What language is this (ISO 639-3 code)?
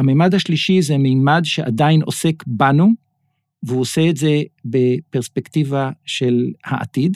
heb